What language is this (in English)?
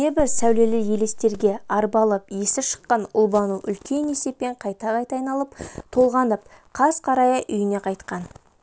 Kazakh